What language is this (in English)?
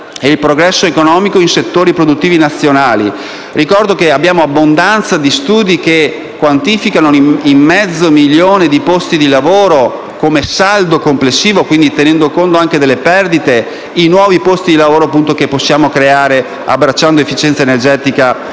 Italian